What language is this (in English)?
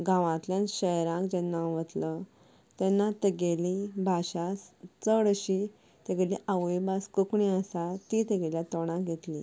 Konkani